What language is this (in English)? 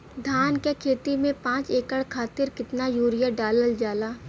Bhojpuri